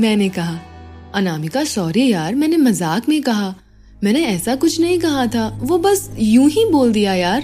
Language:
Hindi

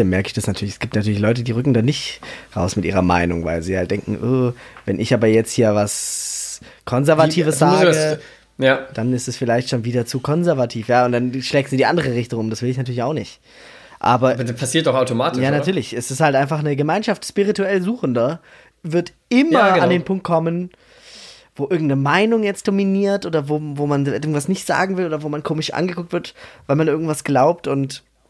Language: German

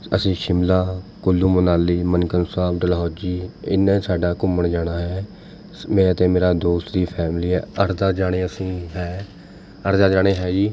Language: Punjabi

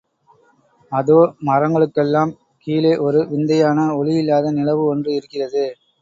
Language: Tamil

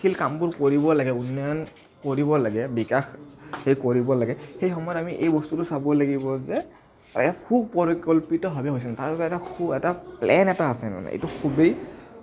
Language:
Assamese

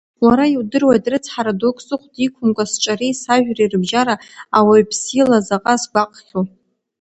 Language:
Abkhazian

